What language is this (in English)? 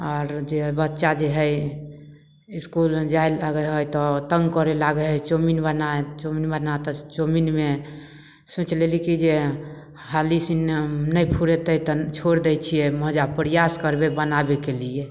Maithili